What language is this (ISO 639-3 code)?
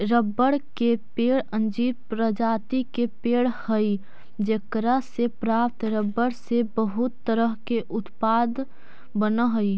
mag